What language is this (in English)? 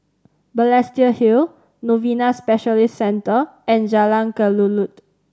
English